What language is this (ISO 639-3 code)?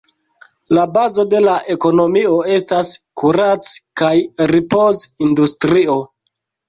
epo